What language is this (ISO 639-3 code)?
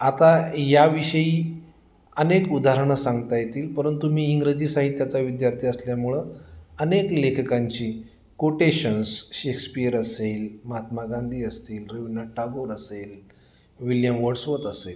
mar